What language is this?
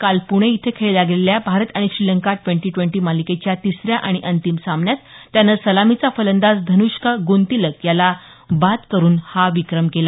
Marathi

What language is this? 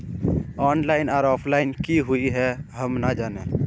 Magahi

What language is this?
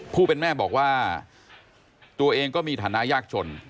Thai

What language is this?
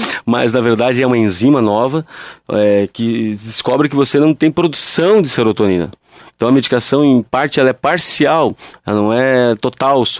Portuguese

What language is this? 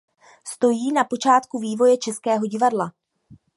Czech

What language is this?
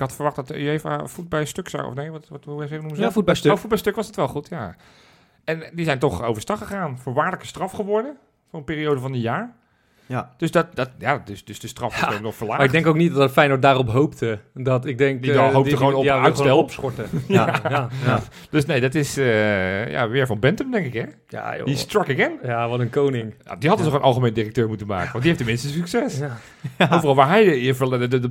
Dutch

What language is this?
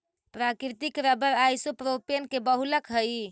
Magahi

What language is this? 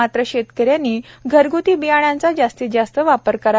Marathi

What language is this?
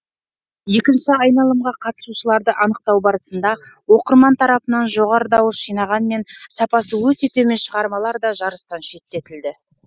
Kazakh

